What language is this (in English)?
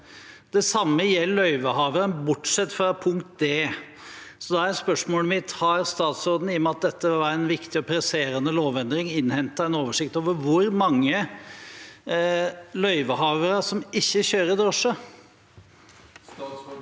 Norwegian